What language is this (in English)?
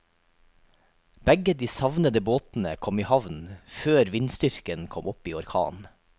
Norwegian